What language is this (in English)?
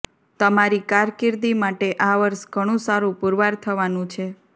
Gujarati